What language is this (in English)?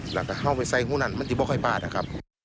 Thai